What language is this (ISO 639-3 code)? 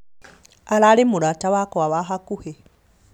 kik